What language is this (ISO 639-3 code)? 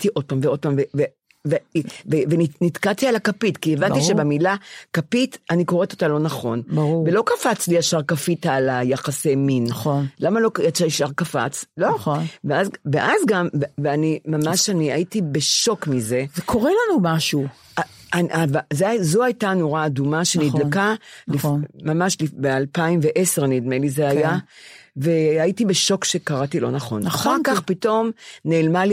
heb